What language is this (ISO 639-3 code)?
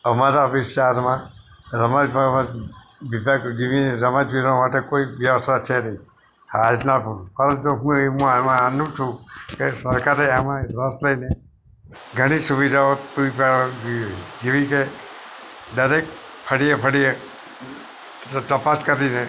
guj